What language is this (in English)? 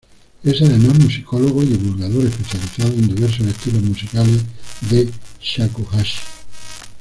Spanish